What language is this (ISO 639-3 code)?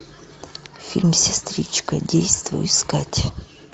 rus